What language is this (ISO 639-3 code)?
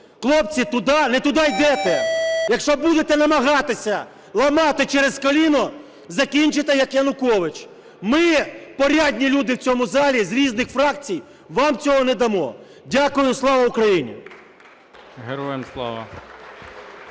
ukr